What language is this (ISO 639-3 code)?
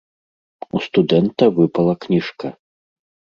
bel